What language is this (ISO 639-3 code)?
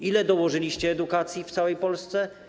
pol